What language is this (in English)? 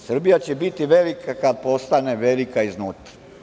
Serbian